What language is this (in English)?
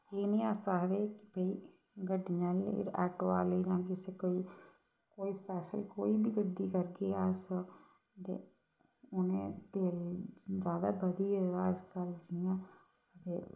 Dogri